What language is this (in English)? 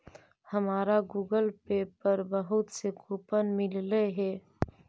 Magahi